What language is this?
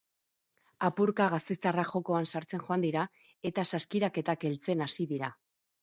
Basque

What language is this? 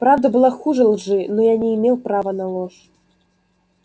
Russian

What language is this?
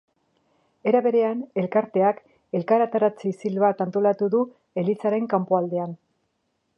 Basque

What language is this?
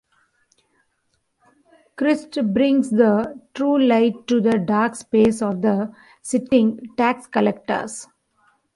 English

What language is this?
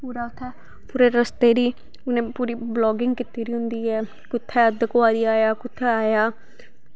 Dogri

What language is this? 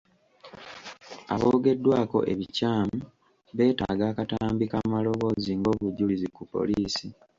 Ganda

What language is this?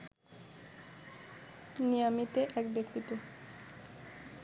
Bangla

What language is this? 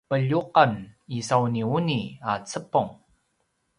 Paiwan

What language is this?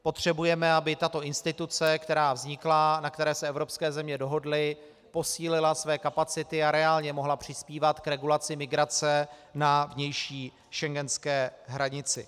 Czech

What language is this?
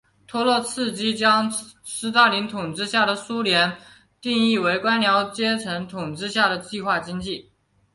Chinese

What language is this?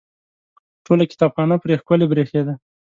Pashto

